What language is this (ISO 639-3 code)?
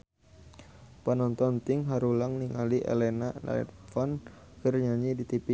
sun